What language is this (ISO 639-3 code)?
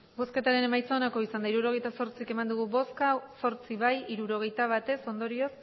eus